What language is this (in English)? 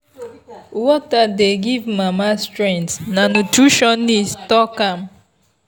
Nigerian Pidgin